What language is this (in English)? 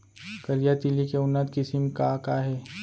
Chhattisgarhi